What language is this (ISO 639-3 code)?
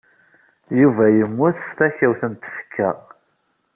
kab